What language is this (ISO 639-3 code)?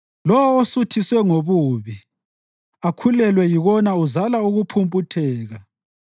nde